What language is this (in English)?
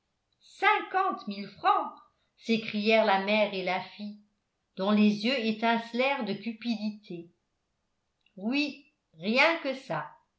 French